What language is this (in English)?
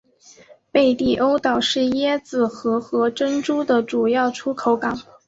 Chinese